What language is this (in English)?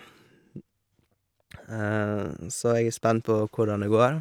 Norwegian